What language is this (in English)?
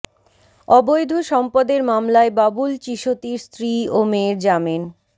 Bangla